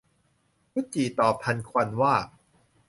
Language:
Thai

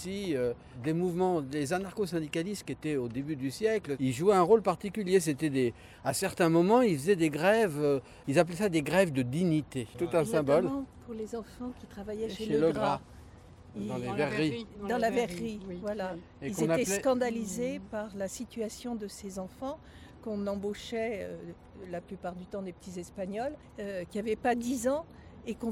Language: French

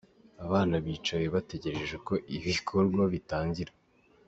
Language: Kinyarwanda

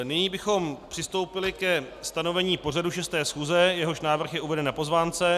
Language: Czech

